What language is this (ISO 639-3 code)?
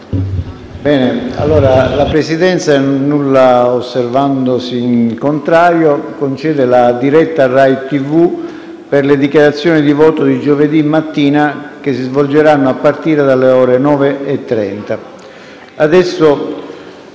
ita